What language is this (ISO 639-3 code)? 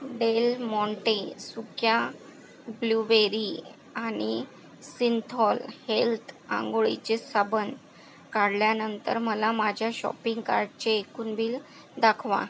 mar